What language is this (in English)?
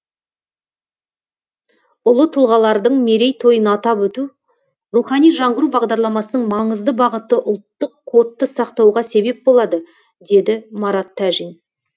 Kazakh